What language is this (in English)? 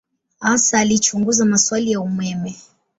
Swahili